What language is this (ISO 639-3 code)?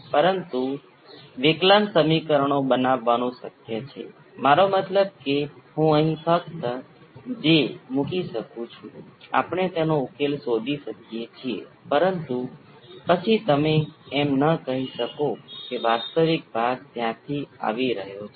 guj